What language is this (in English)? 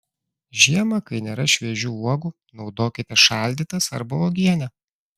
Lithuanian